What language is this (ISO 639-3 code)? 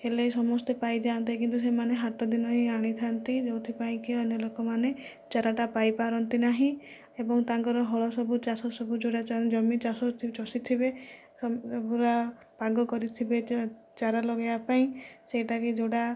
ori